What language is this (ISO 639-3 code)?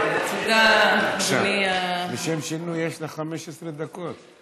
heb